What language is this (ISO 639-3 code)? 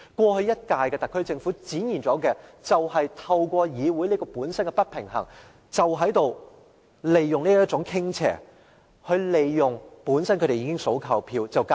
yue